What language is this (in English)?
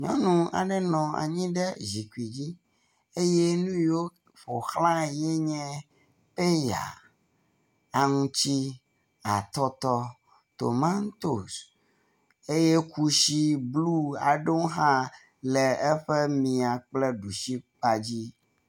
Ewe